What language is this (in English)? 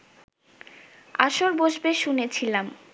Bangla